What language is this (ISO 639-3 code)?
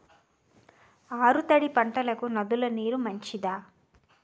tel